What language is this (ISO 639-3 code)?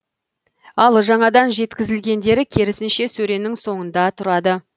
kaz